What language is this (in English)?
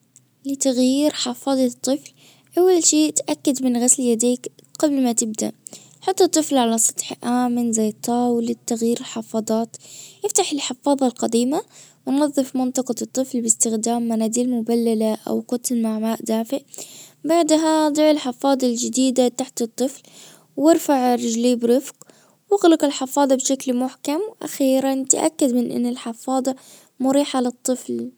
Najdi Arabic